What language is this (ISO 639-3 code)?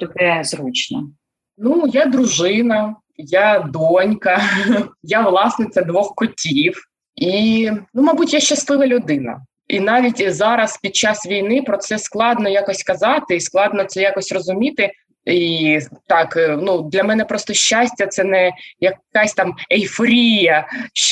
ukr